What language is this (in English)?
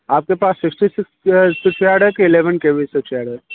Hindi